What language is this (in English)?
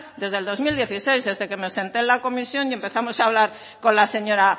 Spanish